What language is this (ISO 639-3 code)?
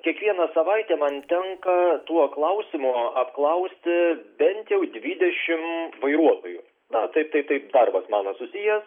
lit